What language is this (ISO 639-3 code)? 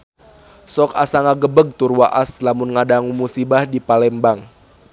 sun